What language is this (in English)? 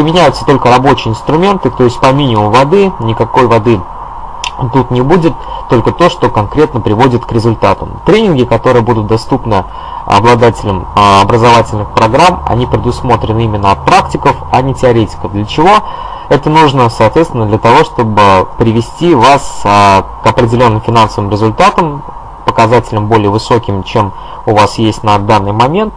Russian